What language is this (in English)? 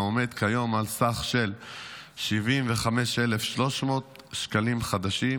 Hebrew